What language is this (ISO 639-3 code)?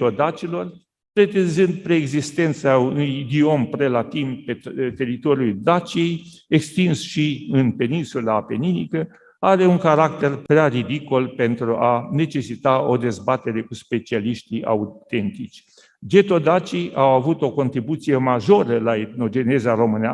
ron